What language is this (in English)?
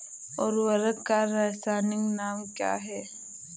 Hindi